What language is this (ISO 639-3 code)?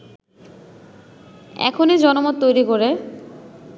ben